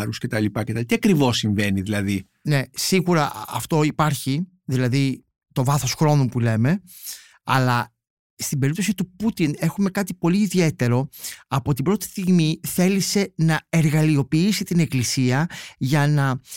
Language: Greek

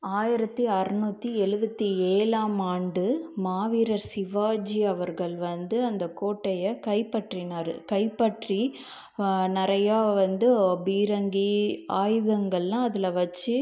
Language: Tamil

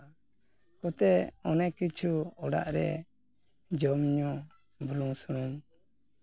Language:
Santali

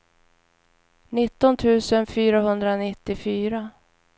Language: Swedish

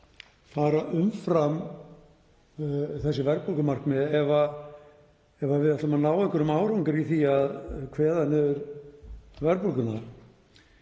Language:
Icelandic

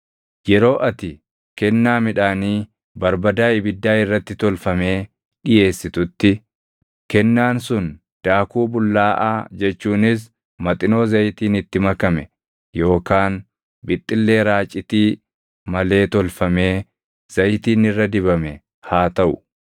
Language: Oromo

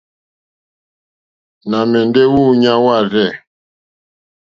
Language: Mokpwe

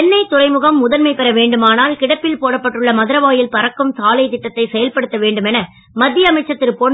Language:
Tamil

